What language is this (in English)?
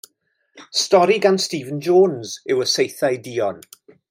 Welsh